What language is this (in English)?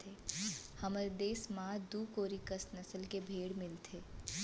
Chhattisgarhi